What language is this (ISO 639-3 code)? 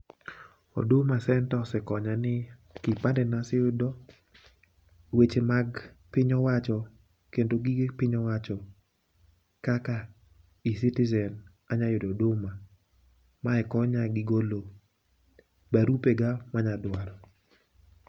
luo